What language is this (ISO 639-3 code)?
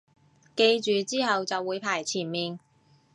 yue